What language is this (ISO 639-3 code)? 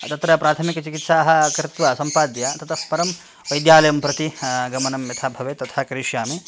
san